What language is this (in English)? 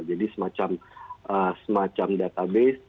Indonesian